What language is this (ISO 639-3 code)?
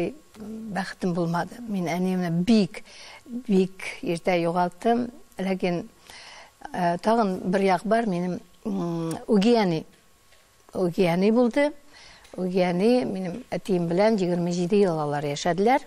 nld